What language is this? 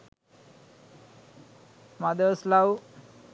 Sinhala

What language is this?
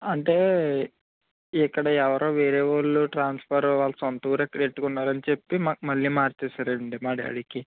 Telugu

